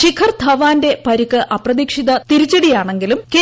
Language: Malayalam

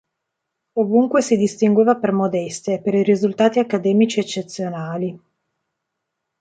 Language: Italian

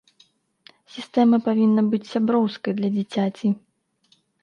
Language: Belarusian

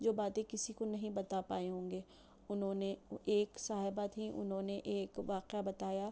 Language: Urdu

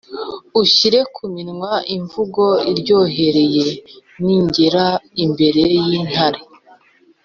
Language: Kinyarwanda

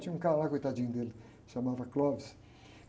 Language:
Portuguese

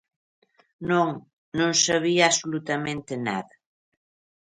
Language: Galician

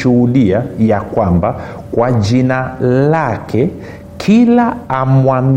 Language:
Swahili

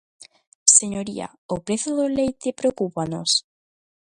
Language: Galician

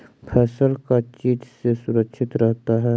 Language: Magahi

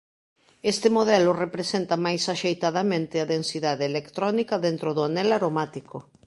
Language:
Galician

